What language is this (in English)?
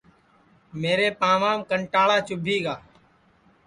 Sansi